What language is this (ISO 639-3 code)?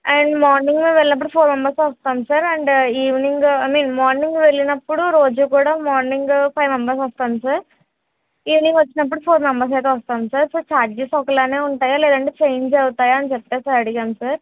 tel